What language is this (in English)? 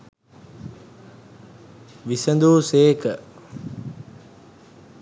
Sinhala